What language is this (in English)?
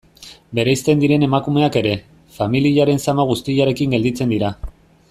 Basque